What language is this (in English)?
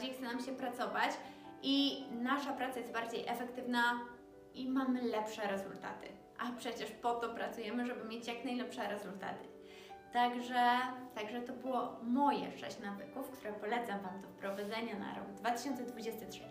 Polish